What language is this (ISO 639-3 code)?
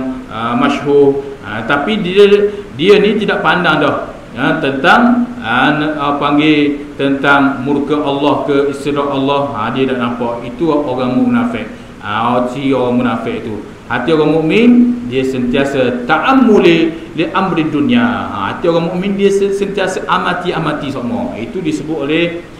msa